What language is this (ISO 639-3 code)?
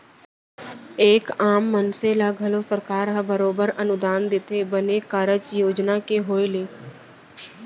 hne